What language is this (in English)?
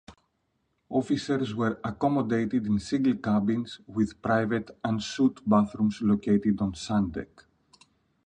English